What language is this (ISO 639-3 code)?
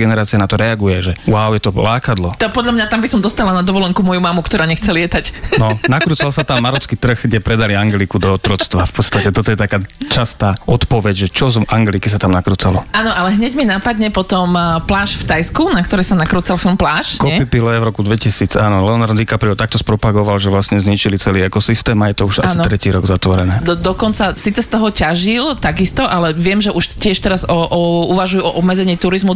slk